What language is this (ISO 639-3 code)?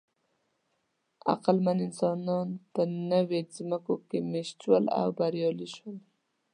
pus